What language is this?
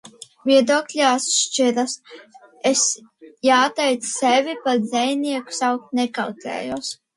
Latvian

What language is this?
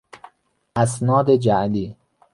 Persian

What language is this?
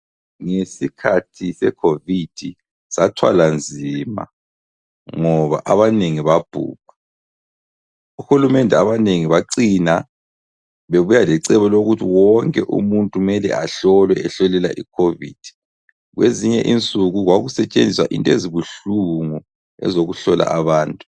North Ndebele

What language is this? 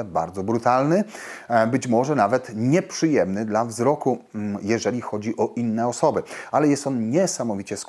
Polish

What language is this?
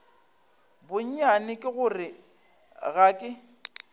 Northern Sotho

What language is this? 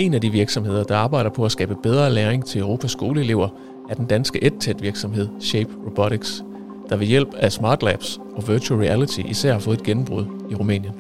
Danish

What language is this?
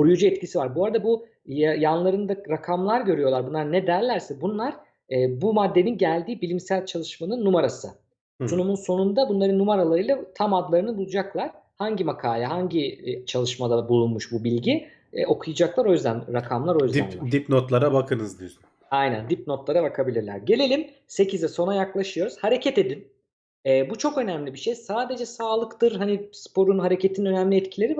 Turkish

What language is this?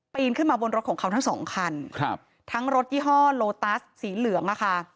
Thai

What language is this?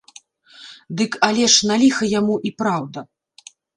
Belarusian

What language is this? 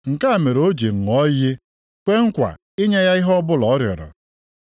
Igbo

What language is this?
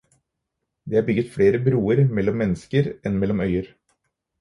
Norwegian Bokmål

